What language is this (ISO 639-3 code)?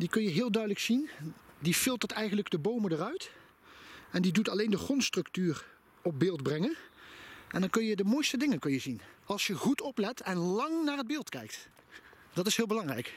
nld